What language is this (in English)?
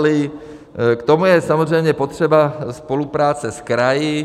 Czech